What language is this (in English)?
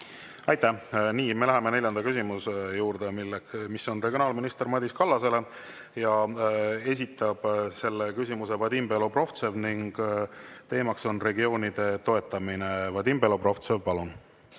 Estonian